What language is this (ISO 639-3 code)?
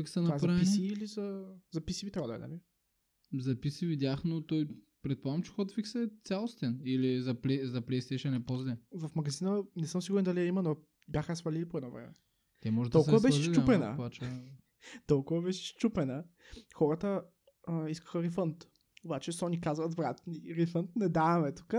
bul